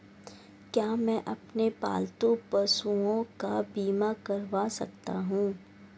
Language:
Hindi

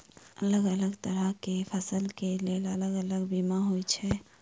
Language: Maithili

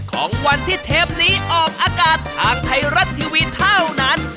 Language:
Thai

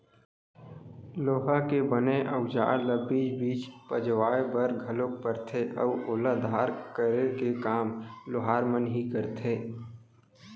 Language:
Chhattisgarhi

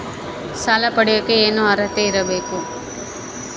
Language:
Kannada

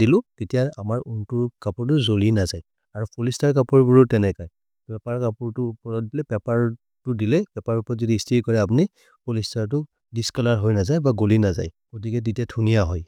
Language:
Maria (India)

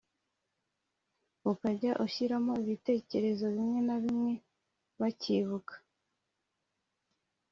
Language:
Kinyarwanda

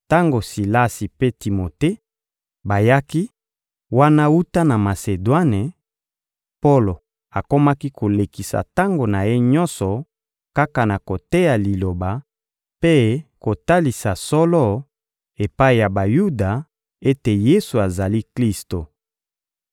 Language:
Lingala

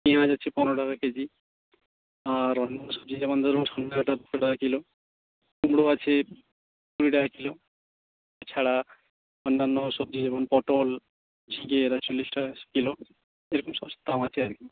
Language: Bangla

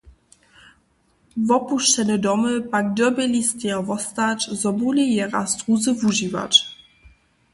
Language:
Upper Sorbian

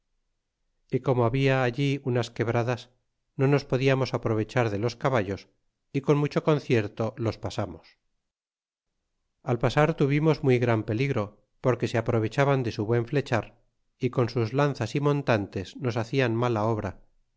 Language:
Spanish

